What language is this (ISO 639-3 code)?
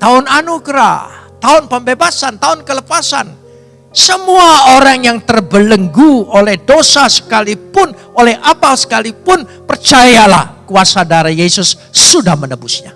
ind